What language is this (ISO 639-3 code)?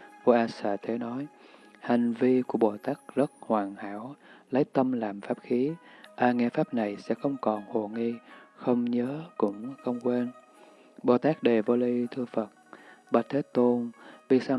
vie